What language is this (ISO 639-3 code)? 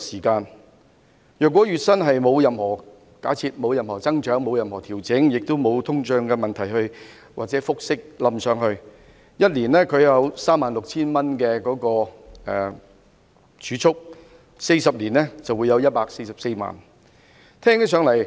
yue